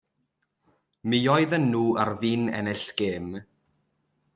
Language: Welsh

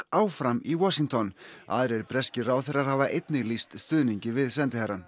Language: Icelandic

